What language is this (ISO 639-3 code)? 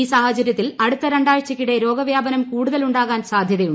mal